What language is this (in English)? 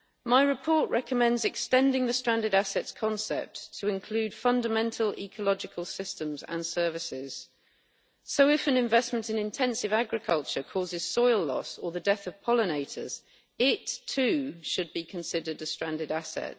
English